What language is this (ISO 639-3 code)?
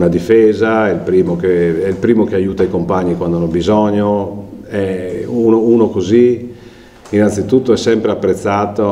ita